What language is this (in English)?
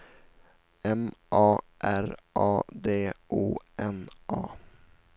Swedish